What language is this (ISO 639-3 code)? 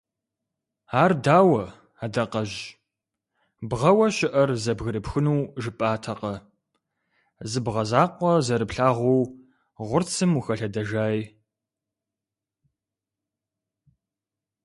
kbd